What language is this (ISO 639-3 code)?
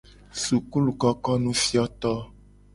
gej